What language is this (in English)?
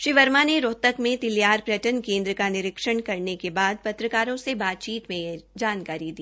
Hindi